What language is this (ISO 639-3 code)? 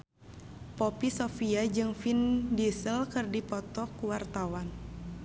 sun